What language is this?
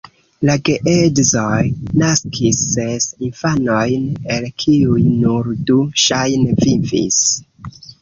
Esperanto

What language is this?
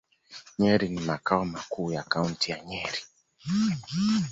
Swahili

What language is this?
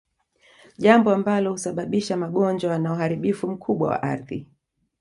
Swahili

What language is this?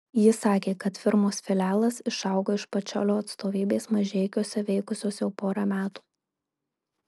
Lithuanian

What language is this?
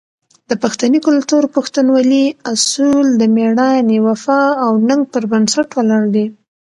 Pashto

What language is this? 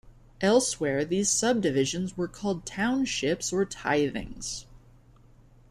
English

